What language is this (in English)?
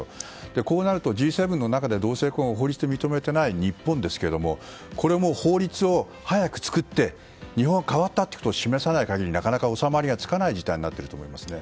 Japanese